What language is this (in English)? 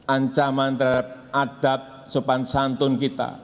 Indonesian